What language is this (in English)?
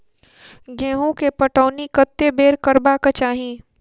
Maithili